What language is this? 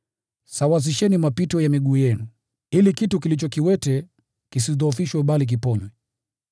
Swahili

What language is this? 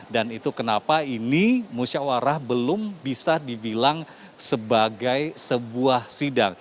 Indonesian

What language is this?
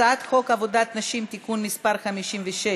Hebrew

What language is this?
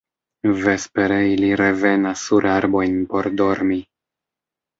Esperanto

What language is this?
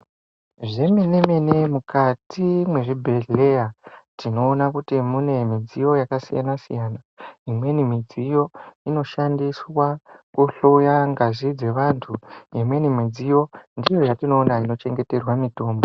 Ndau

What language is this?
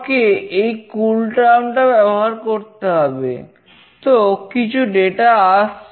Bangla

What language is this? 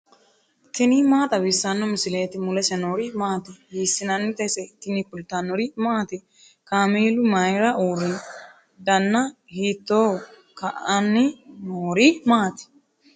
Sidamo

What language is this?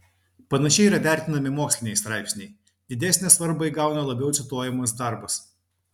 Lithuanian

